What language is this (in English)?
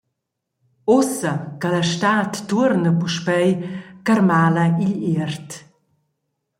Romansh